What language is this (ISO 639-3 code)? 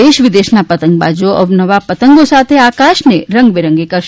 guj